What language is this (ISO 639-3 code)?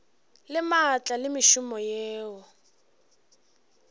nso